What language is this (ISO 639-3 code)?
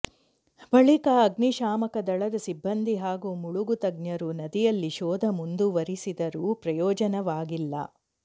kan